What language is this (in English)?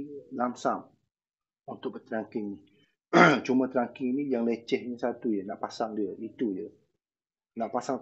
Malay